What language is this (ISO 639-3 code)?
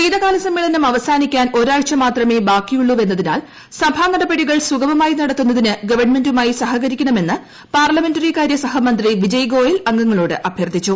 mal